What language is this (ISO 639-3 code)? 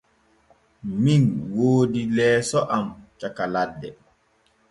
fue